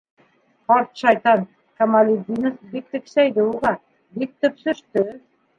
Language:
Bashkir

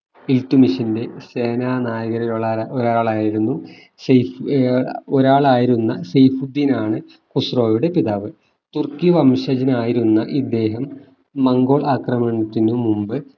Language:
Malayalam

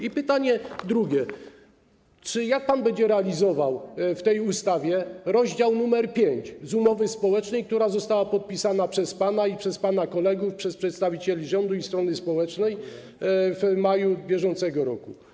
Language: Polish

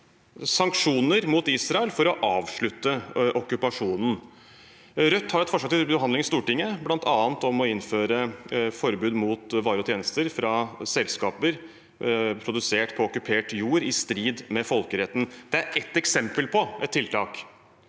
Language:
Norwegian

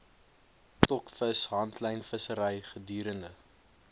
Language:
Afrikaans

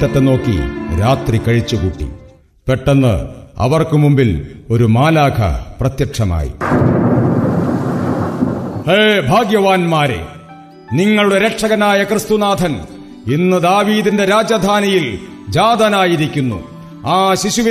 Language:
Malayalam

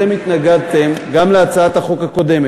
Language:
Hebrew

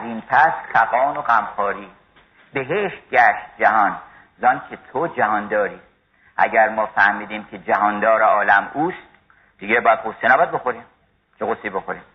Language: Persian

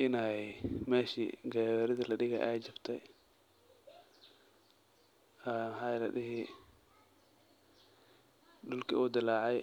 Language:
Somali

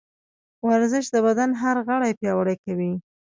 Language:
Pashto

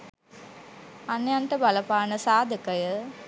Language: Sinhala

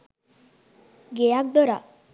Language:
Sinhala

